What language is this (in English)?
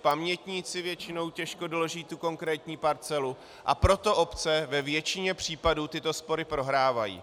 Czech